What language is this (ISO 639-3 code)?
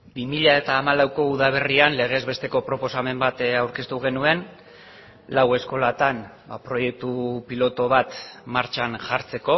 eus